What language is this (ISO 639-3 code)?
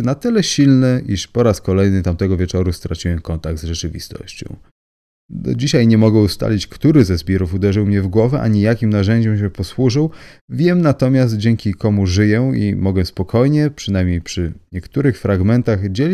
pol